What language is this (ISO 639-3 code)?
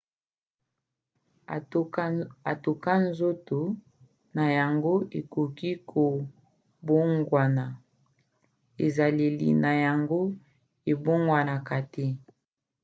lin